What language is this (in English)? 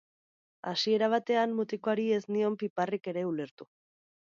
Basque